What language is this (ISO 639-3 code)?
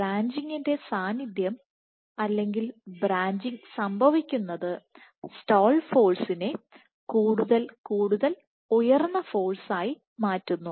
mal